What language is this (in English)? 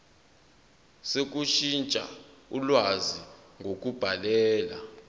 Zulu